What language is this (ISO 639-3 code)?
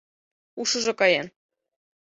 chm